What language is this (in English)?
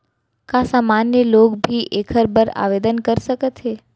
Chhattisgarhi